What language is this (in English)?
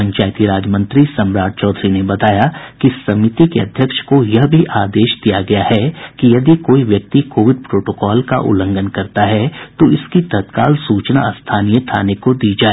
Hindi